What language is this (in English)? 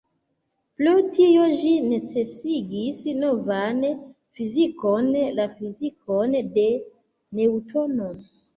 Esperanto